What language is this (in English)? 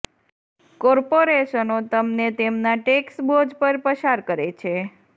Gujarati